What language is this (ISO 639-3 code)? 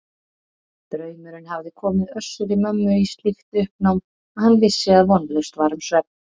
isl